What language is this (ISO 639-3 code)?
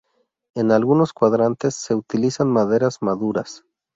spa